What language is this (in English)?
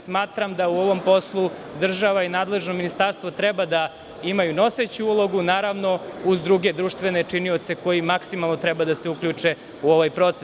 Serbian